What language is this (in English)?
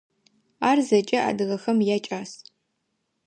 Adyghe